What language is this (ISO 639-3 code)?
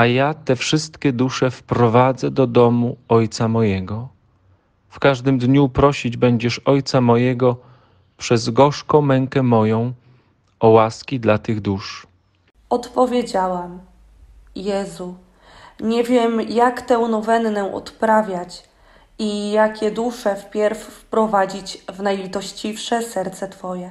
pol